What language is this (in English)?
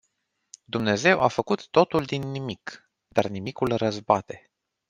Romanian